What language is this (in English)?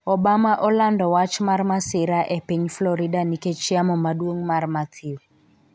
Luo (Kenya and Tanzania)